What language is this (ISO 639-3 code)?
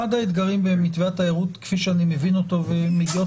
heb